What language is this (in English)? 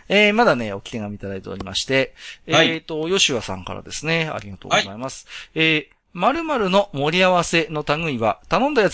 Japanese